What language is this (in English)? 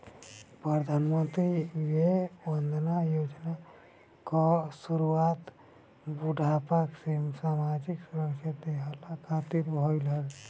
Bhojpuri